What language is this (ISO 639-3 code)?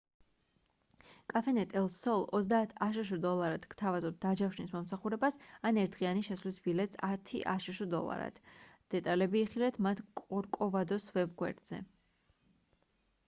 kat